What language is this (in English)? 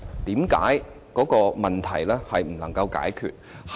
Cantonese